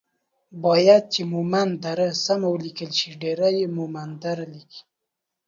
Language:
Pashto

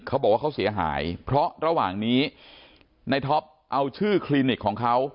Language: Thai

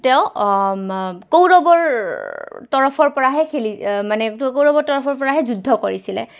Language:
Assamese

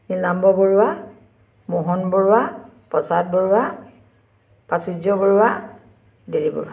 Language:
Assamese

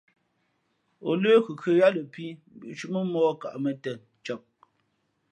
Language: Fe'fe'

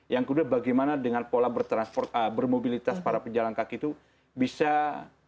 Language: Indonesian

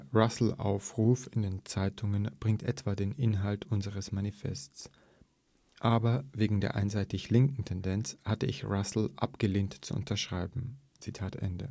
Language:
German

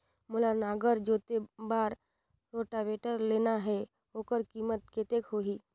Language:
Chhattisgarhi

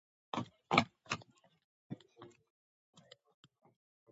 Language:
Georgian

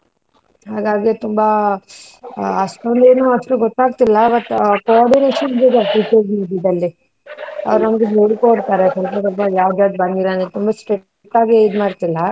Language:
Kannada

